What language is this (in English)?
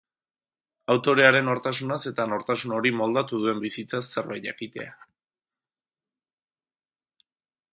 Basque